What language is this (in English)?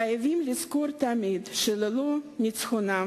Hebrew